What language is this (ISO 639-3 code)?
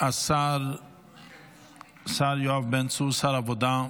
heb